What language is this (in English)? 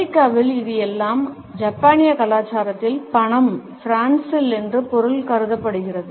Tamil